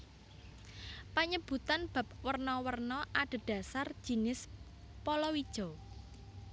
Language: Javanese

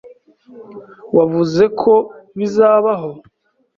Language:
Kinyarwanda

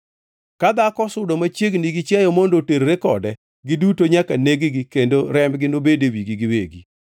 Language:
Luo (Kenya and Tanzania)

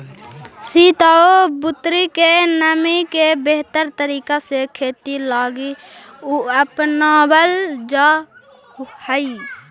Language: Magahi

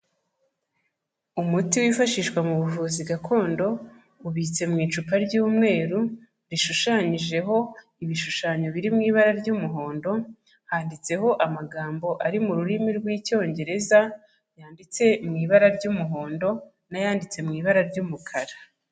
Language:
Kinyarwanda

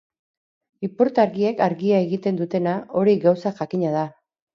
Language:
Basque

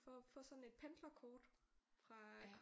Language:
Danish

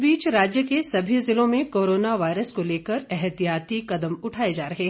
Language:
Hindi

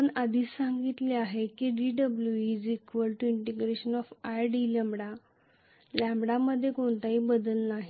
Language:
Marathi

